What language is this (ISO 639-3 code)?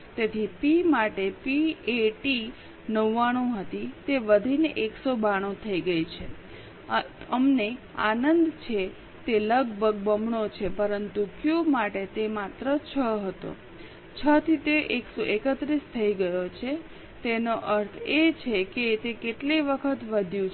guj